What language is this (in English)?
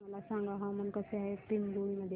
Marathi